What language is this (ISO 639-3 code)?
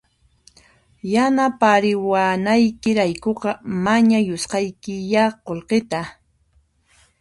qxp